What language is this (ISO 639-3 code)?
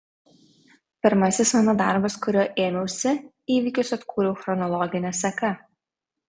lit